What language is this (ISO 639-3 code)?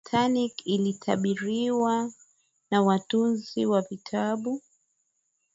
swa